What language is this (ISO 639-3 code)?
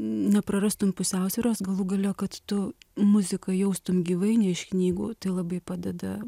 lit